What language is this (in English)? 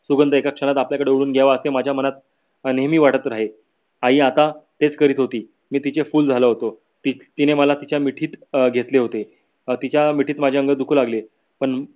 Marathi